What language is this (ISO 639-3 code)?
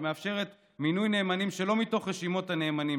heb